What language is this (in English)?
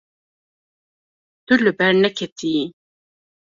Kurdish